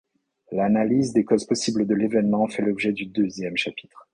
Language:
French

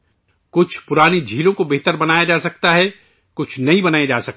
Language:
Urdu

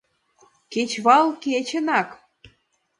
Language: Mari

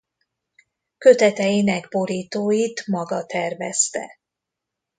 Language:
Hungarian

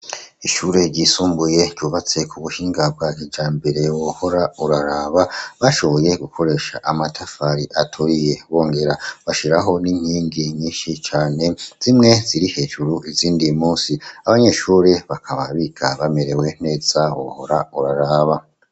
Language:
Rundi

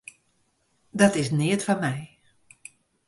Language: Western Frisian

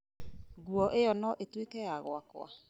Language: Kikuyu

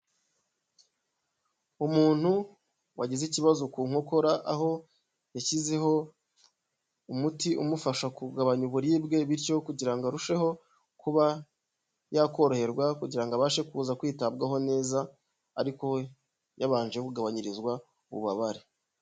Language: Kinyarwanda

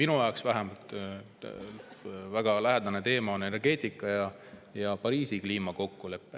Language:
Estonian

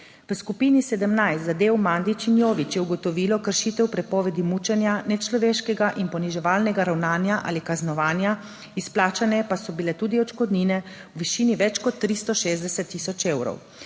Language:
Slovenian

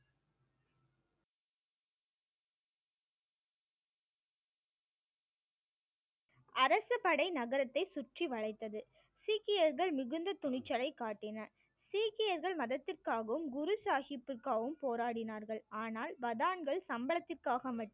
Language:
Tamil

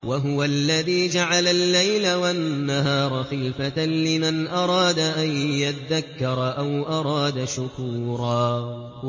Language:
Arabic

